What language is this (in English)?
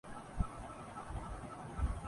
Urdu